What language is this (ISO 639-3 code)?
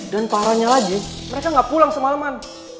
ind